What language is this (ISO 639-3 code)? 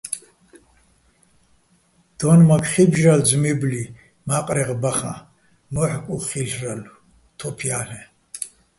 bbl